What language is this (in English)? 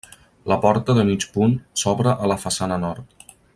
Catalan